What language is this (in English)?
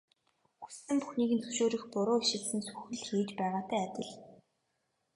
Mongolian